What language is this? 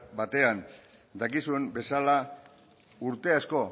Basque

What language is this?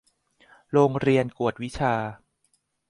Thai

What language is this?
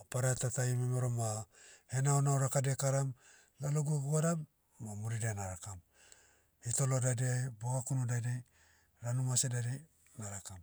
Motu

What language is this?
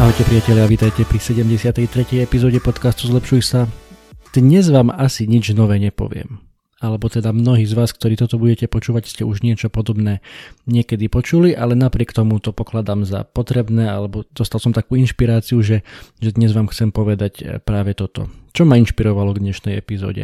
Slovak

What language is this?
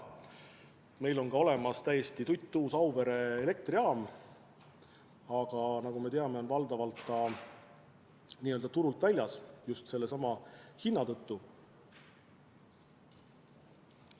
Estonian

